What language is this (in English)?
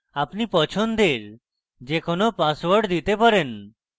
Bangla